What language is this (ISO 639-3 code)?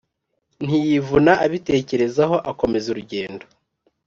kin